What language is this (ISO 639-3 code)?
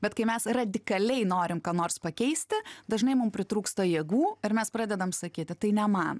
lit